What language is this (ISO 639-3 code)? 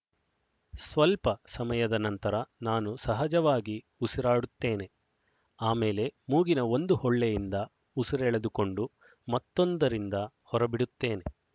kan